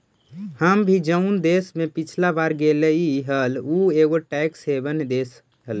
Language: Magahi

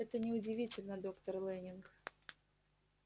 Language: Russian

